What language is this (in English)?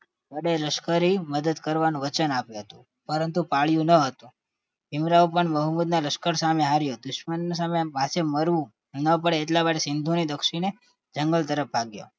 Gujarati